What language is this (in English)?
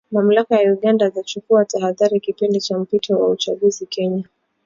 Swahili